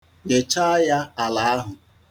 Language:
Igbo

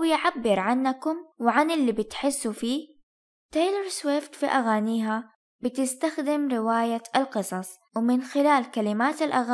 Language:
Arabic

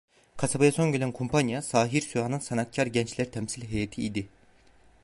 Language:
Turkish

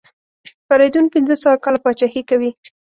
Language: Pashto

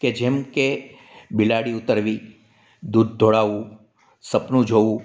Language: Gujarati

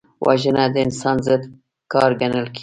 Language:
Pashto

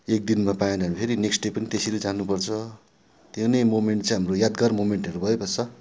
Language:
Nepali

